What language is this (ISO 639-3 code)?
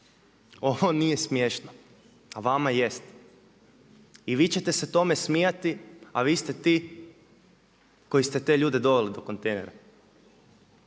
hrv